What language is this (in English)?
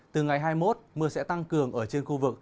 Vietnamese